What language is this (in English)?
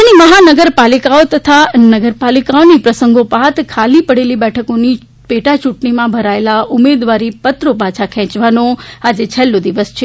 Gujarati